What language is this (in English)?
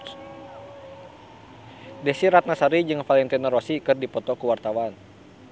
Sundanese